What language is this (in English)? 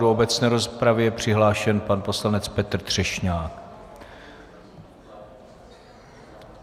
Czech